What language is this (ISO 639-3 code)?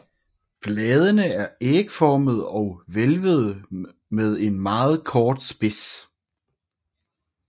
dan